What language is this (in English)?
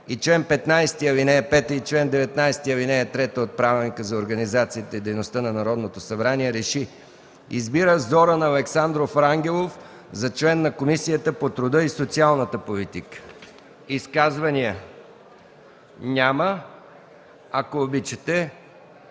Bulgarian